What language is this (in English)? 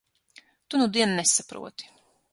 Latvian